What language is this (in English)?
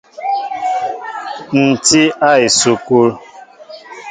Mbo (Cameroon)